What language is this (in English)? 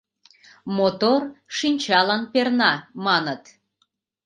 Mari